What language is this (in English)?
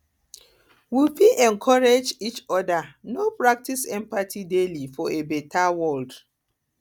Nigerian Pidgin